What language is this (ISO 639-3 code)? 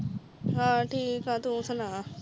pan